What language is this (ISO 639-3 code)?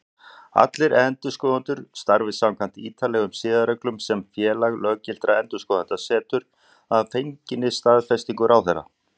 isl